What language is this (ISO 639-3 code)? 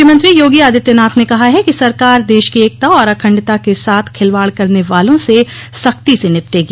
hin